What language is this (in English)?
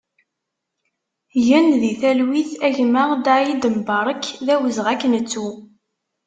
Kabyle